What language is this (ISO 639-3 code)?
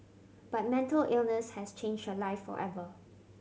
eng